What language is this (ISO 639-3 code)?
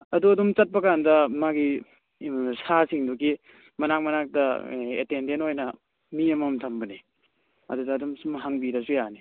mni